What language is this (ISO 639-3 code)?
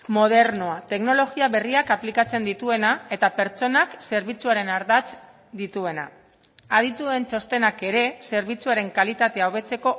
eus